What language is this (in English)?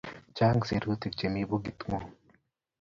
Kalenjin